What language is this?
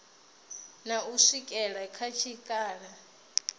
Venda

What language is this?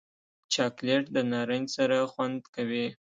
Pashto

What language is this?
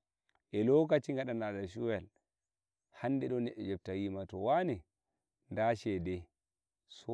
Nigerian Fulfulde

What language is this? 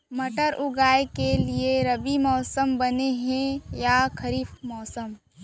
Chhattisgarhi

